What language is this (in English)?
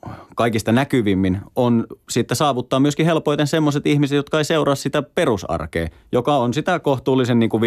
Finnish